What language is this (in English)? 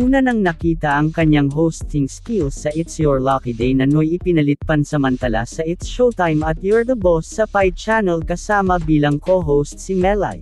Filipino